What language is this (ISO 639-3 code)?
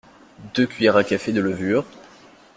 fra